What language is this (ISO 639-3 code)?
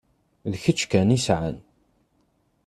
kab